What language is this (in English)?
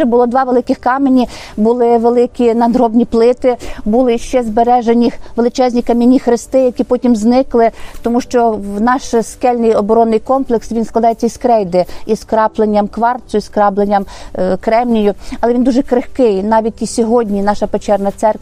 Ukrainian